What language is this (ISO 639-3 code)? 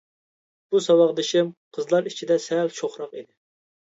uig